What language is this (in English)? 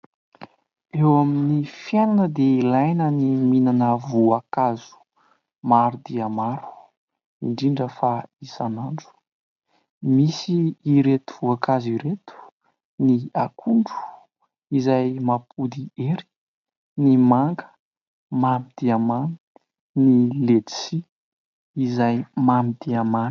Malagasy